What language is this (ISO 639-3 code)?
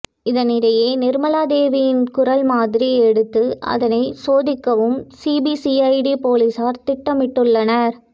tam